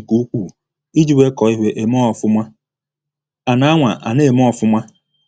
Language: Igbo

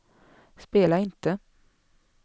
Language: Swedish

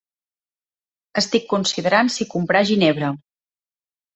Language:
Catalan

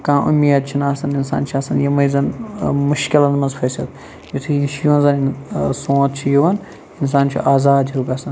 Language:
Kashmiri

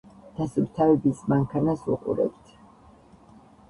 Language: Georgian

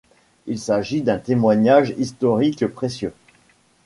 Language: French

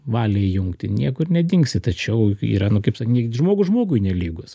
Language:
Lithuanian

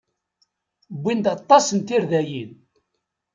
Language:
Kabyle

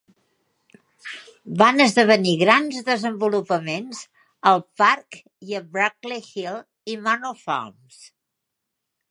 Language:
Catalan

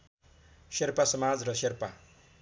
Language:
Nepali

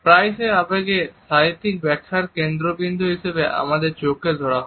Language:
Bangla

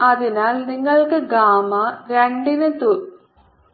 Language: Malayalam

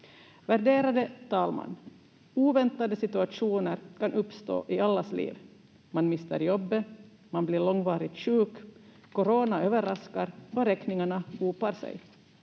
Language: Finnish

